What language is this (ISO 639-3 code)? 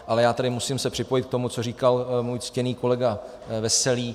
ces